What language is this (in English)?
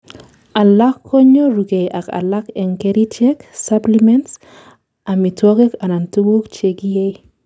Kalenjin